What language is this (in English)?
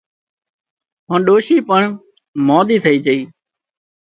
Wadiyara Koli